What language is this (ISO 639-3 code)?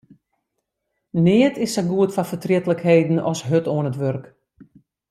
fry